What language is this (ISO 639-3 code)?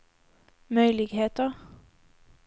swe